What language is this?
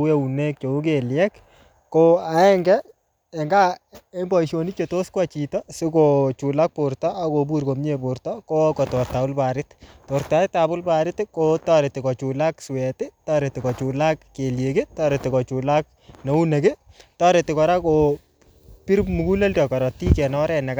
Kalenjin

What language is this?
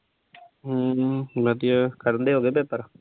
Punjabi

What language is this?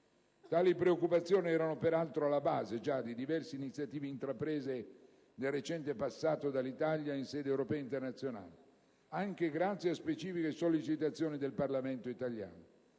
Italian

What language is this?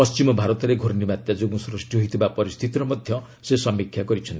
Odia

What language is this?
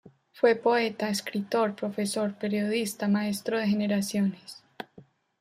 Spanish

